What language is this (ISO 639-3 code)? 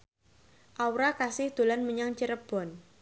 jav